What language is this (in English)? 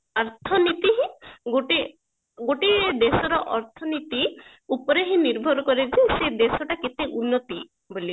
Odia